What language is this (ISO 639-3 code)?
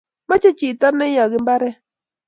kln